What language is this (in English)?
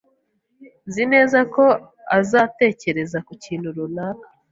Kinyarwanda